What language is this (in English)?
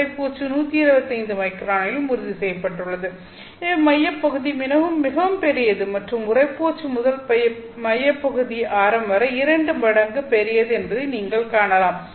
Tamil